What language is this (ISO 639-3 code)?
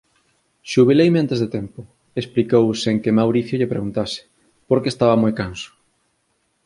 glg